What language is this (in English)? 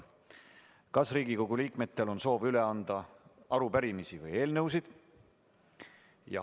Estonian